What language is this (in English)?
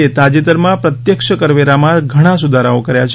Gujarati